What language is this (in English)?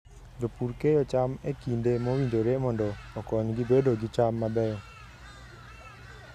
Luo (Kenya and Tanzania)